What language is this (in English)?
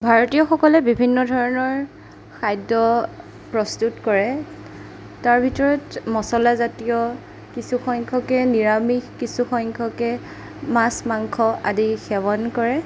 Assamese